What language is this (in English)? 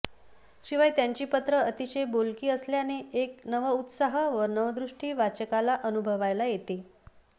Marathi